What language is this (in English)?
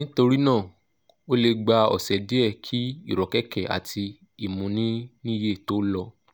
Yoruba